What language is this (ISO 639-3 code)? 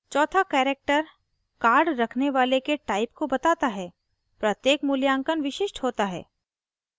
hin